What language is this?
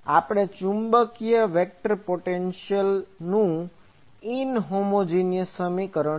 Gujarati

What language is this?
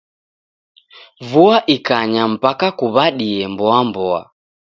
Taita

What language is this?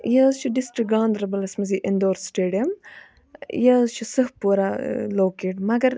Kashmiri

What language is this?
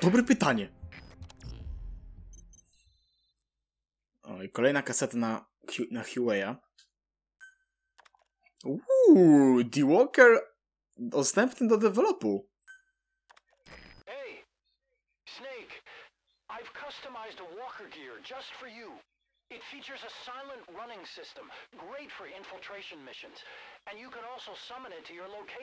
Polish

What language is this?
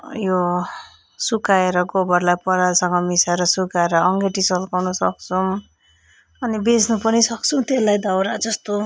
Nepali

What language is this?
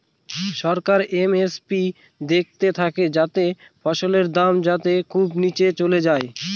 Bangla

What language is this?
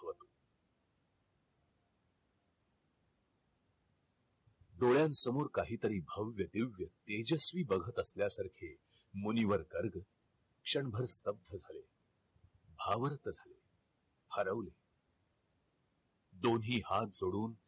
Marathi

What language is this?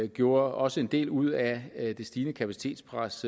Danish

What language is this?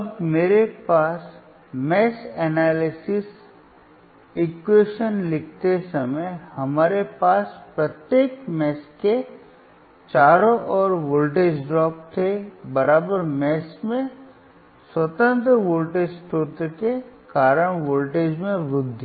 Hindi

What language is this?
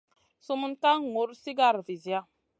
Masana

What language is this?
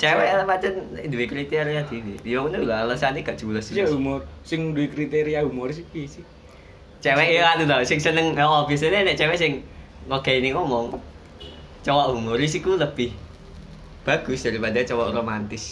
Indonesian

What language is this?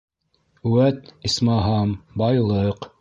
Bashkir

